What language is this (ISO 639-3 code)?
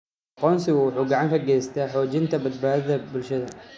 som